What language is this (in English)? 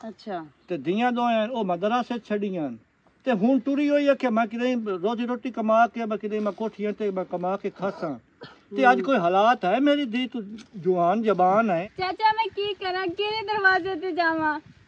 Punjabi